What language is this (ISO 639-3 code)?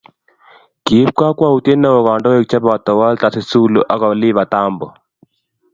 kln